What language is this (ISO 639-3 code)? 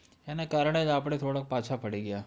guj